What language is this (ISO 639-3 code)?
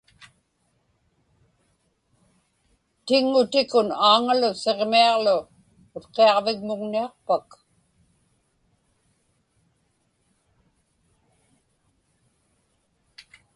ipk